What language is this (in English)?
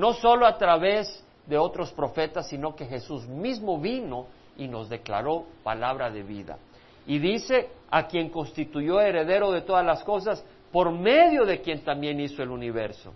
Spanish